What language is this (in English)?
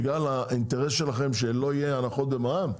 Hebrew